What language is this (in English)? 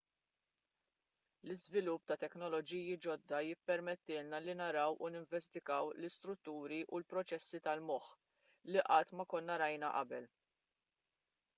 Maltese